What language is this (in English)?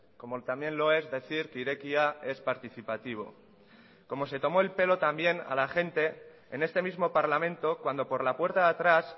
Spanish